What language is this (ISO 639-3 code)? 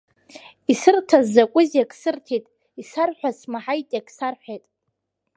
abk